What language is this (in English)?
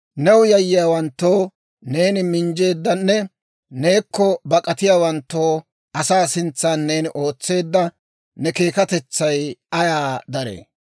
Dawro